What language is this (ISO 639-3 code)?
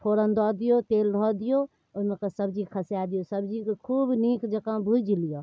mai